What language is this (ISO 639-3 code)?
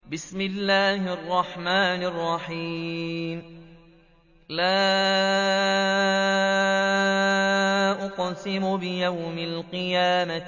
ara